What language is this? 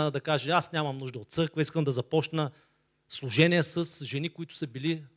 Bulgarian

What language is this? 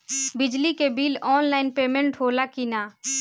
Bhojpuri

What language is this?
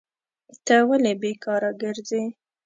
Pashto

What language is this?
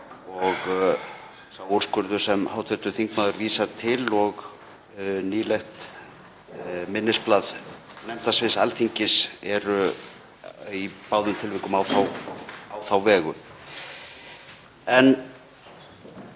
Icelandic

